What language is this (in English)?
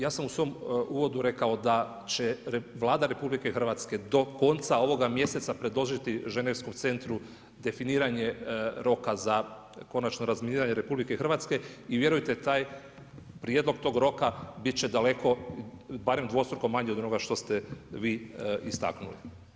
Croatian